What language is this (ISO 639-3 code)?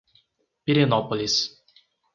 por